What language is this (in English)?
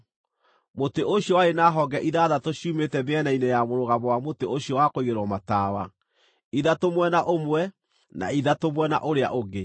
Kikuyu